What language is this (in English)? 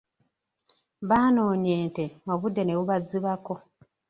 Ganda